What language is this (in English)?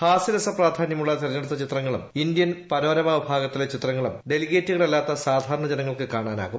Malayalam